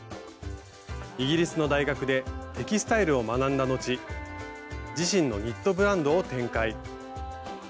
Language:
Japanese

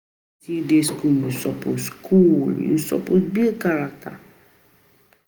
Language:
Nigerian Pidgin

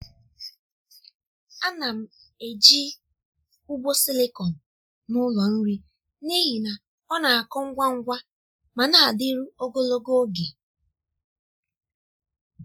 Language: Igbo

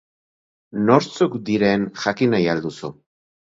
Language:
Basque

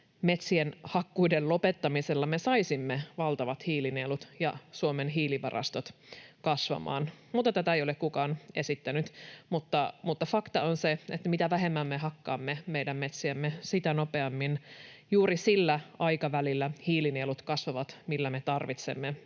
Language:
Finnish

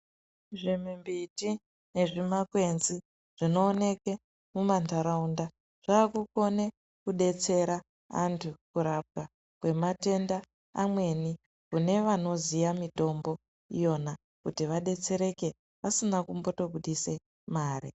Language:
Ndau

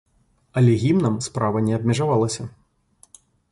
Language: Belarusian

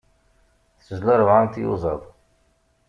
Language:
Kabyle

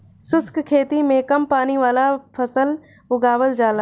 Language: Bhojpuri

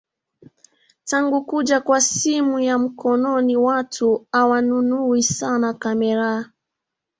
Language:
Swahili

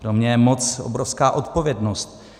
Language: Czech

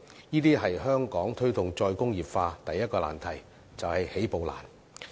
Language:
Cantonese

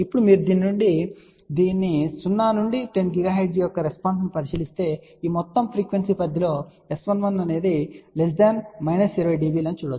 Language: Telugu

